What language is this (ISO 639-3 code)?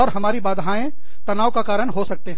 hin